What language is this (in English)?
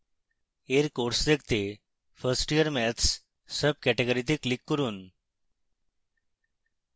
Bangla